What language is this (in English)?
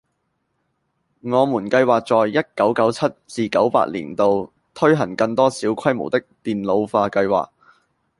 Cantonese